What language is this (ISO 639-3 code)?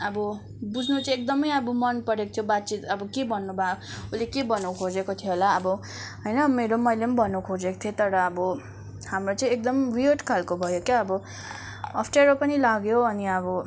nep